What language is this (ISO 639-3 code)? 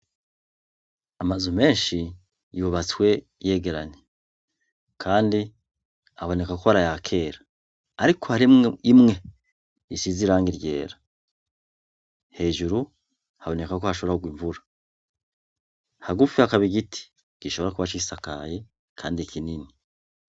run